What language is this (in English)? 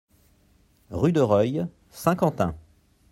French